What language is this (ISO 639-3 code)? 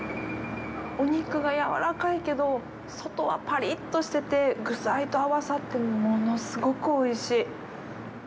jpn